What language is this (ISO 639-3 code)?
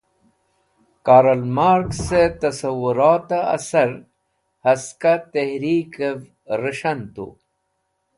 wbl